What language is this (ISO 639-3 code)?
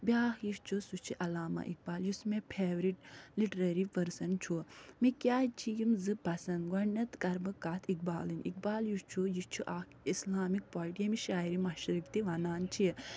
kas